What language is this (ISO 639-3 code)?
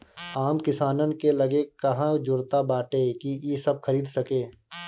bho